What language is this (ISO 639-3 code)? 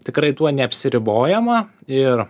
lit